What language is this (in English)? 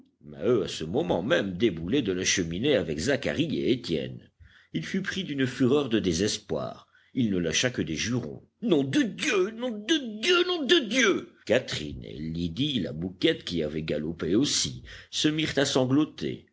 French